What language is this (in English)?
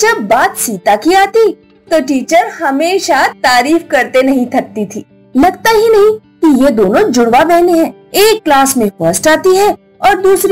Hindi